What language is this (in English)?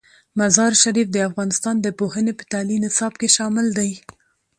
Pashto